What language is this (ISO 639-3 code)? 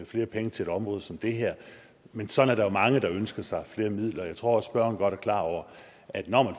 dan